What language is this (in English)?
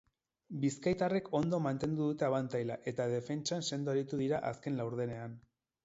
Basque